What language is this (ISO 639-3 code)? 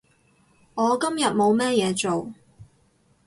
yue